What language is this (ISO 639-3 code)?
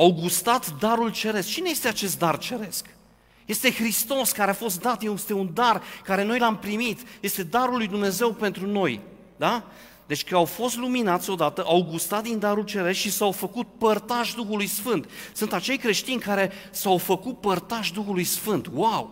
ron